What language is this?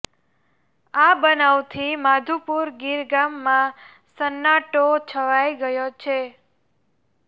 Gujarati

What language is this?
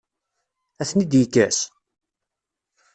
Kabyle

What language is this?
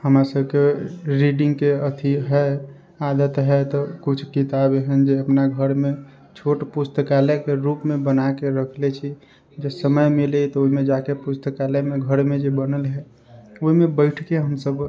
Maithili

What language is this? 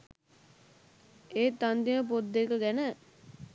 Sinhala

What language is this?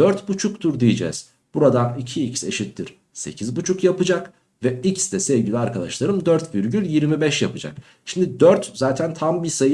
Turkish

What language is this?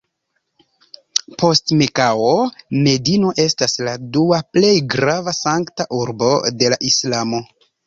Esperanto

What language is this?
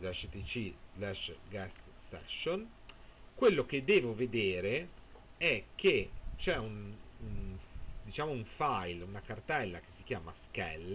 Italian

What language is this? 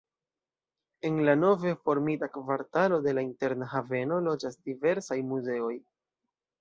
Esperanto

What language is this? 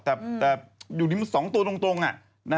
Thai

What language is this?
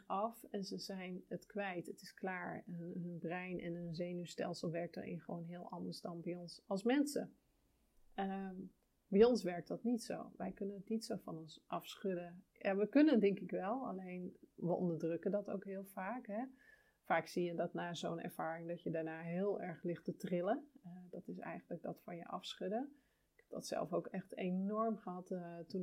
Dutch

